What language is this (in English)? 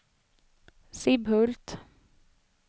Swedish